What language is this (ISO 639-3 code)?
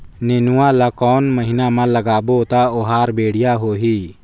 hne